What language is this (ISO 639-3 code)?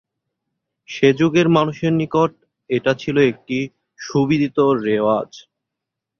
ben